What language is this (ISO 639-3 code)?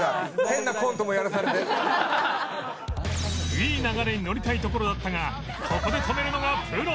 jpn